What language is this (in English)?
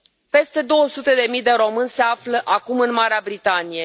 Romanian